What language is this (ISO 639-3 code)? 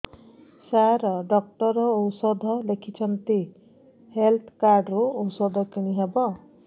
ori